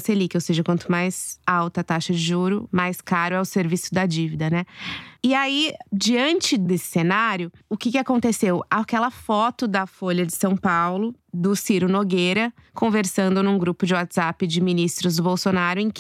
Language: Portuguese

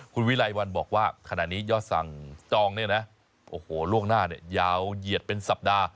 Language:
Thai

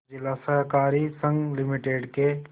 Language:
Hindi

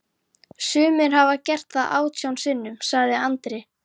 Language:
Icelandic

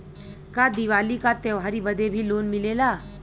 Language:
Bhojpuri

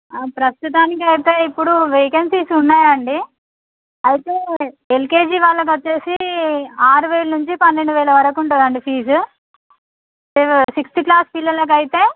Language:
Telugu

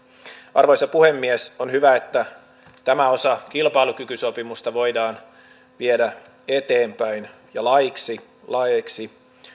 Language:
Finnish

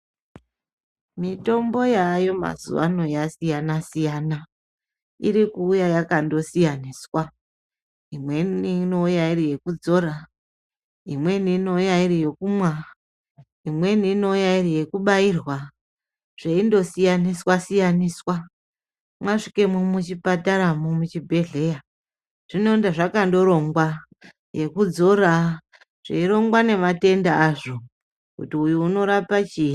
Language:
Ndau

